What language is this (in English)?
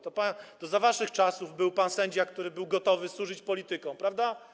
Polish